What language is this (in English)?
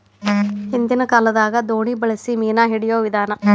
Kannada